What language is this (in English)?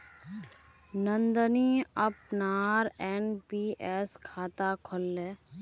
Magahi